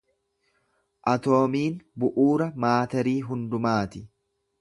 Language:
Oromo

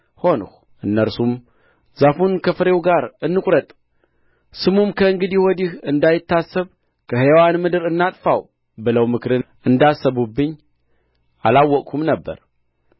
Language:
Amharic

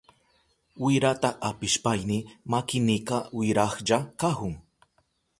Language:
Southern Pastaza Quechua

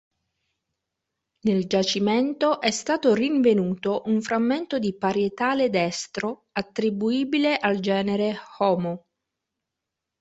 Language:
Italian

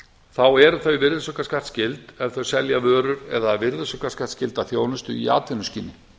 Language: Icelandic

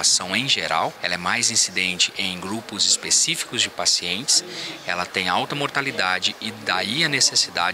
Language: Portuguese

